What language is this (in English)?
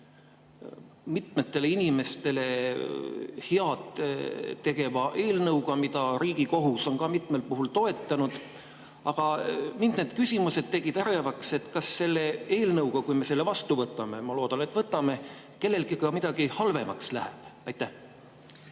Estonian